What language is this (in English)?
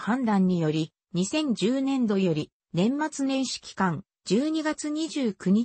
Japanese